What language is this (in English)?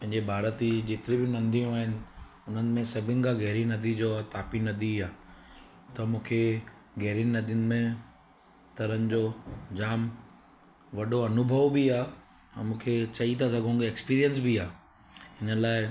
Sindhi